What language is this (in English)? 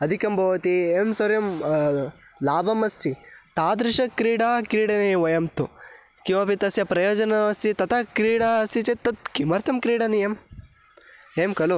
Sanskrit